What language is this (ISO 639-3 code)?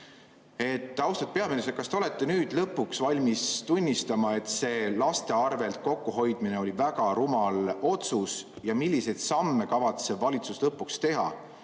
est